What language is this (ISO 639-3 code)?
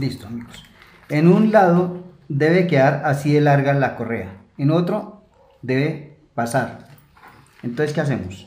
spa